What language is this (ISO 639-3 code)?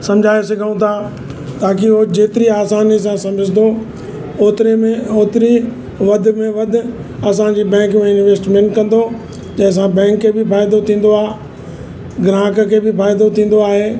snd